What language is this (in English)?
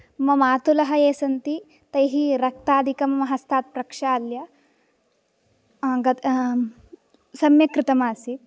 Sanskrit